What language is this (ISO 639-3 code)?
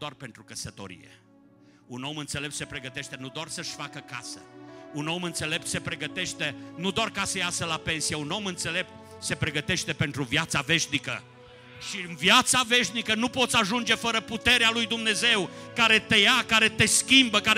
ron